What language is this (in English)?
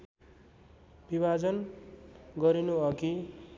Nepali